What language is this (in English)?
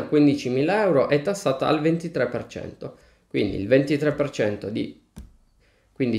Italian